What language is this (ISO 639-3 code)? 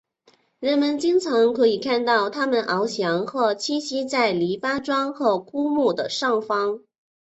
zho